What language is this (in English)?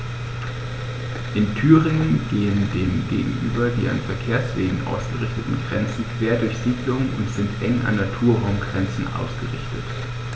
German